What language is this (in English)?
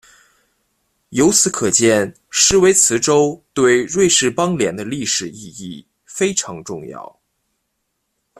Chinese